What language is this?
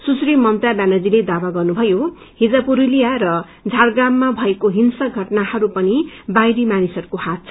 Nepali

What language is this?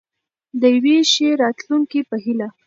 Pashto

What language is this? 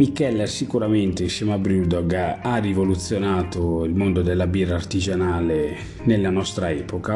Italian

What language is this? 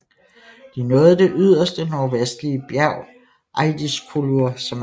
Danish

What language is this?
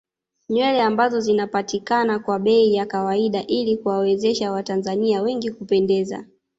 Swahili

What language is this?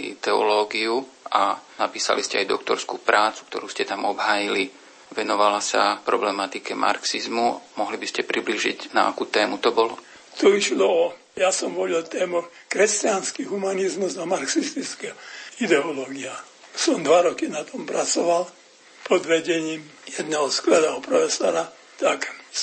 Slovak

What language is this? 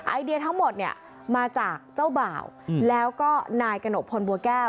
Thai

